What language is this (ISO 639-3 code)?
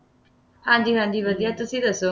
pan